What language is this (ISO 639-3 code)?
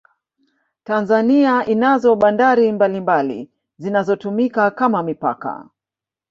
swa